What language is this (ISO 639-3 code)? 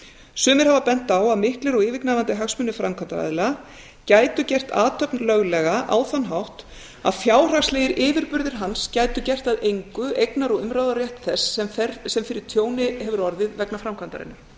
isl